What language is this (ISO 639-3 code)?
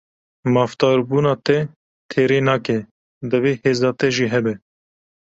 kur